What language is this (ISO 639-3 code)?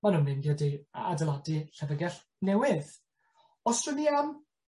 cym